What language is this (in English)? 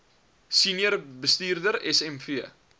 Afrikaans